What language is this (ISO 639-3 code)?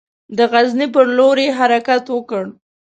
pus